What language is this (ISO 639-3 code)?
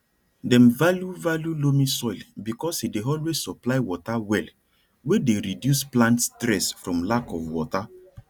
pcm